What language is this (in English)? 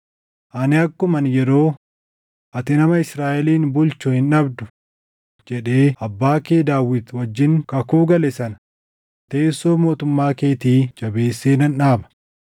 Oromo